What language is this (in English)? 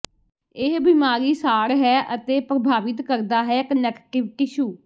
Punjabi